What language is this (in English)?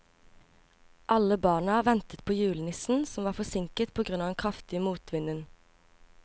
Norwegian